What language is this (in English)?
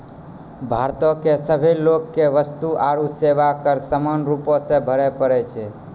Maithili